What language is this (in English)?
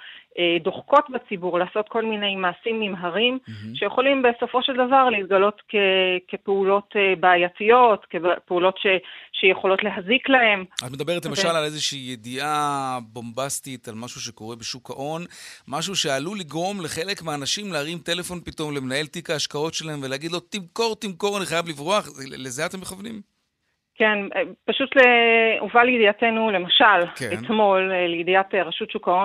Hebrew